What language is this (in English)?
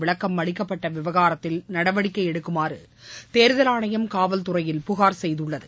Tamil